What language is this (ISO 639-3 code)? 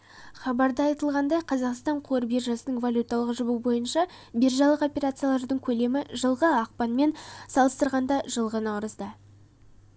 kaz